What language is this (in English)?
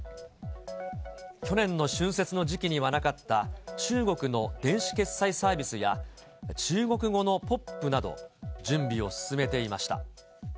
Japanese